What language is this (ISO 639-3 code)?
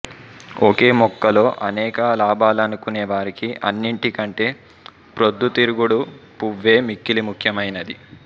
tel